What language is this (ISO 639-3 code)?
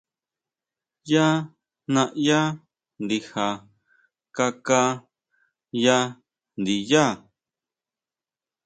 mau